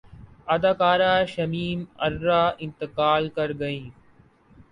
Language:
Urdu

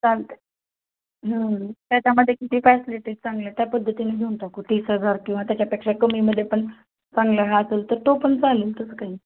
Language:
Marathi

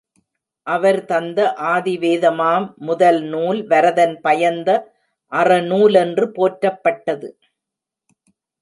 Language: Tamil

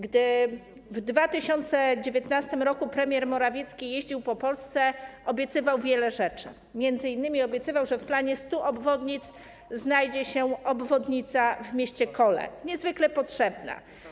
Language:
Polish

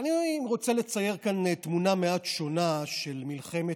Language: Hebrew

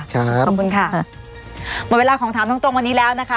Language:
Thai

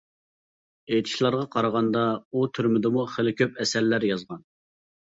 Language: Uyghur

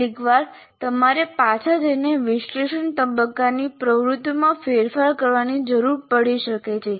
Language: Gujarati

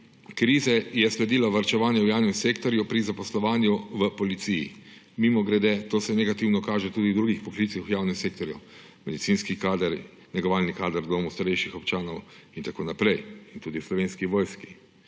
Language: Slovenian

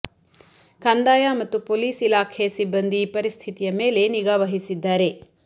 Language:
Kannada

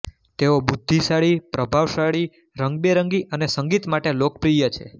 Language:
Gujarati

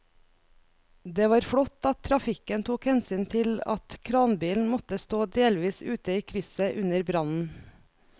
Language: Norwegian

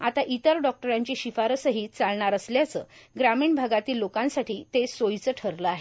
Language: Marathi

